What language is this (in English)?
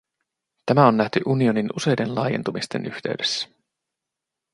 Finnish